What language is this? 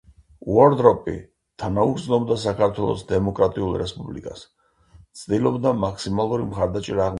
Georgian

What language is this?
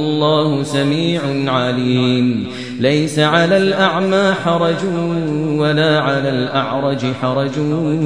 Arabic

